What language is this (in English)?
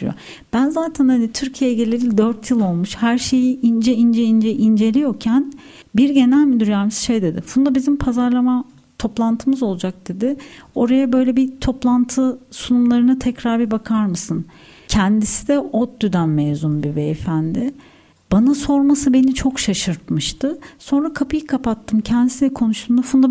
Turkish